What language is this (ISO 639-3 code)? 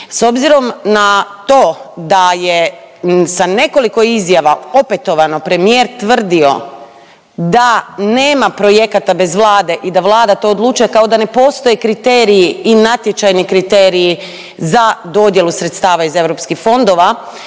hrv